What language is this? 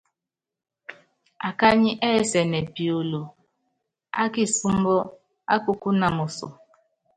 Yangben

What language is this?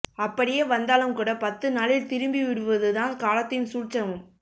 Tamil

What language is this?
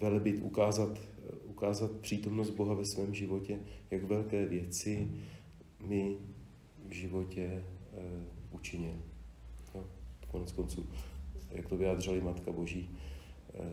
Czech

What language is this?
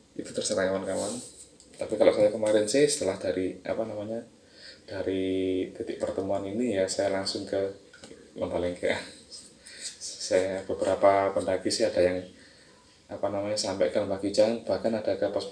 Indonesian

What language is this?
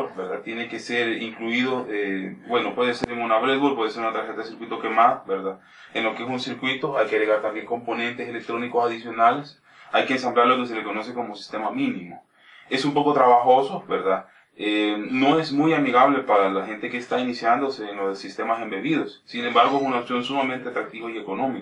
Spanish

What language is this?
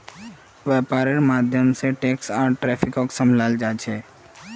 Magahi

